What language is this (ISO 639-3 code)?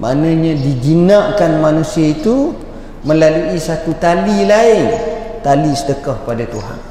msa